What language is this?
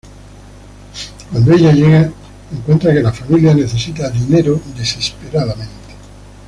Spanish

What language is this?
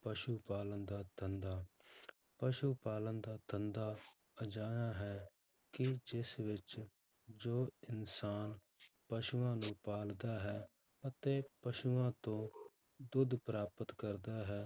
Punjabi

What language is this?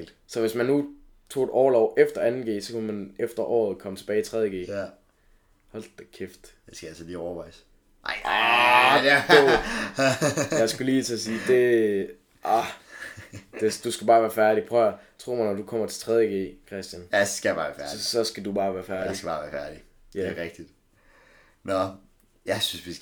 Danish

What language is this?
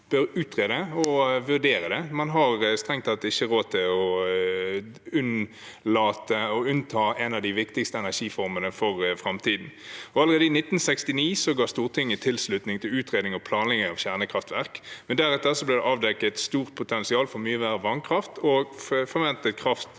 Norwegian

